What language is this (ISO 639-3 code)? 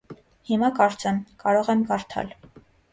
hye